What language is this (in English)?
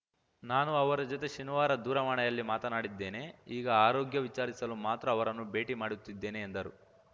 Kannada